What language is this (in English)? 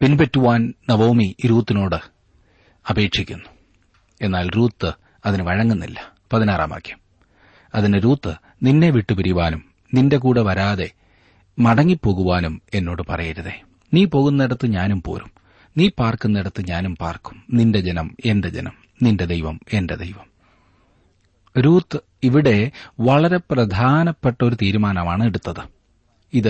Malayalam